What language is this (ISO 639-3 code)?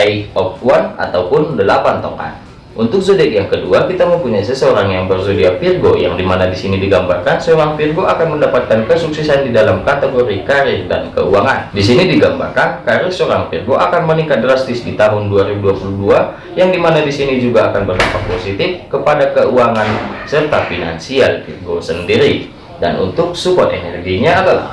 ind